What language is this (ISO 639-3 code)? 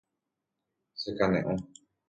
grn